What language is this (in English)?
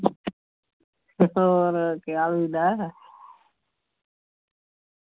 Dogri